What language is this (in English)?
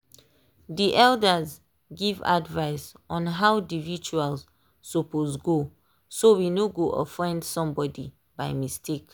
Nigerian Pidgin